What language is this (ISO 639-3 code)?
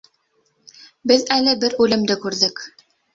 bak